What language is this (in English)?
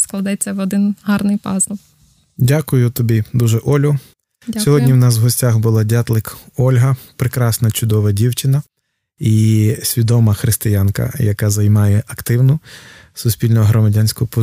Ukrainian